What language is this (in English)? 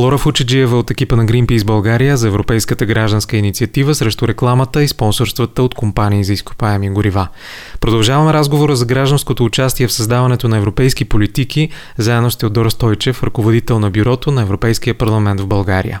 Bulgarian